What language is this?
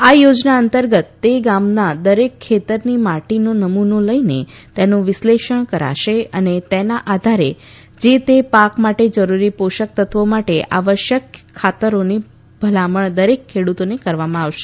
Gujarati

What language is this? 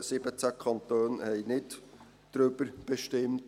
Swiss German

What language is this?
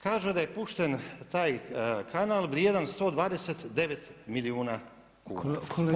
Croatian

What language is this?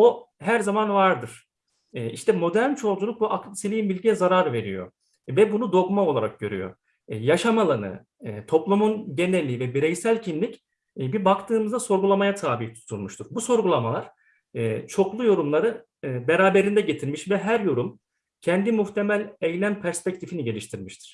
Turkish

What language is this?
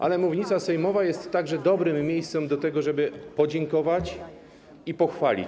Polish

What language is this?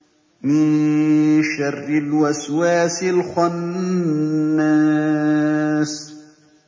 Arabic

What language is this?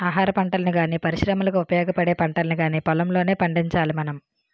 Telugu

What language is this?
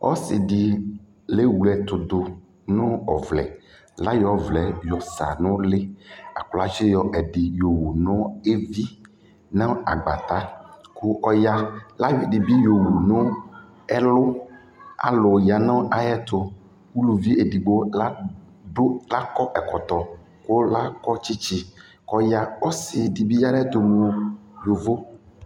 Ikposo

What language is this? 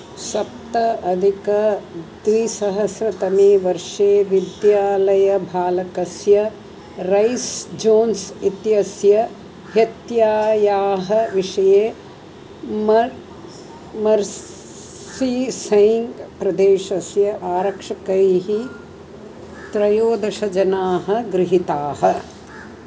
Sanskrit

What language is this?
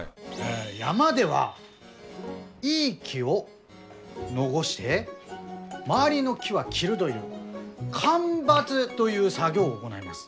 Japanese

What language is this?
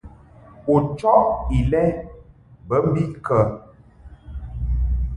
Mungaka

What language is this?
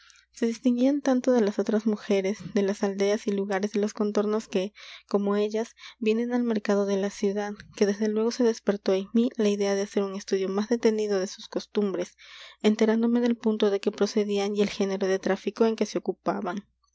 Spanish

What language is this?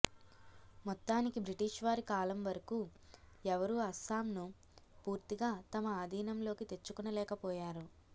Telugu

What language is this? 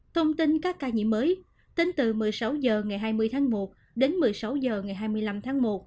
Vietnamese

